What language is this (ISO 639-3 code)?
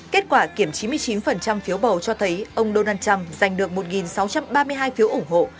vie